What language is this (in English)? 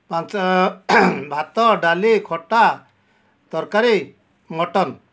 Odia